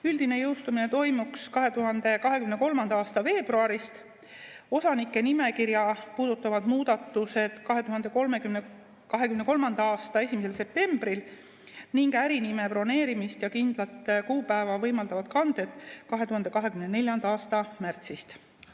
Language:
Estonian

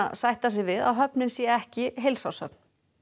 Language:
Icelandic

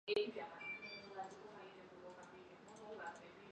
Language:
Chinese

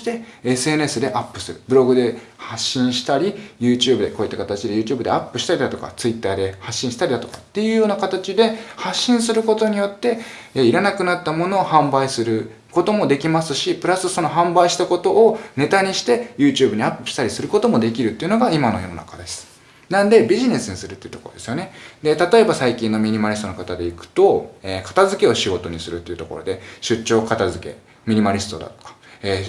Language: Japanese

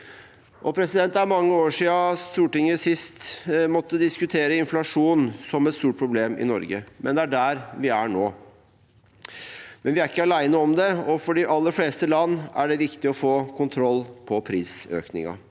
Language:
Norwegian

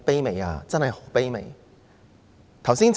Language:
Cantonese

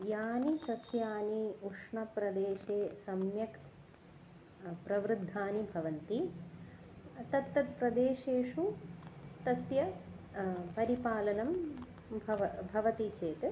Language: Sanskrit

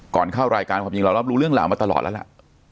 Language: Thai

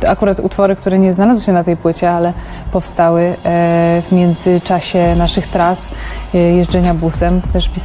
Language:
Polish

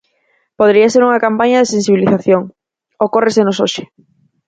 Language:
Galician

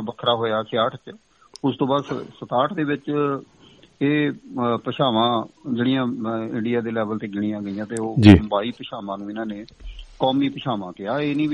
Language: Punjabi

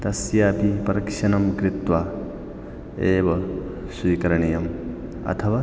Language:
Sanskrit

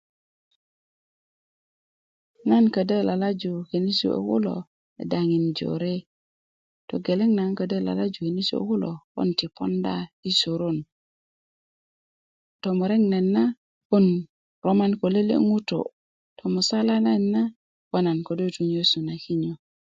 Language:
Kuku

